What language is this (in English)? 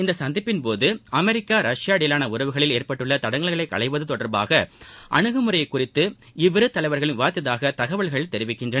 Tamil